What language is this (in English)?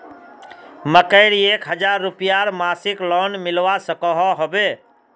Magahi